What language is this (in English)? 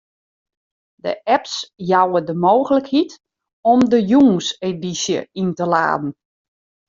Western Frisian